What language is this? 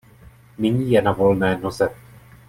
Czech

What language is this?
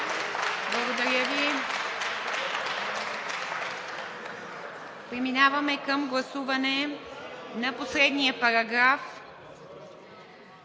Bulgarian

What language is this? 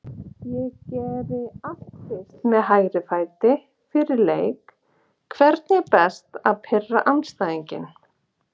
Icelandic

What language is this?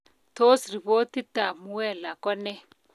Kalenjin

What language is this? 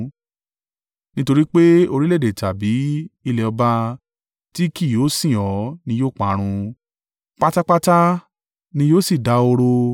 Yoruba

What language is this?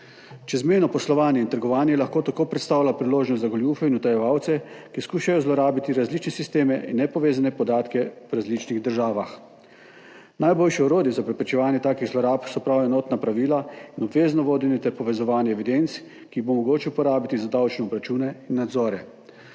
Slovenian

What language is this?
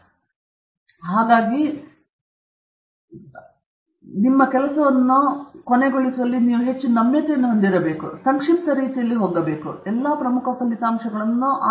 Kannada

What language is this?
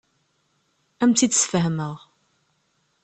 Kabyle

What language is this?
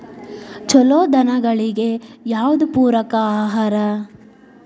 Kannada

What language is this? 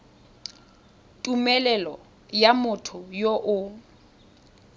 Tswana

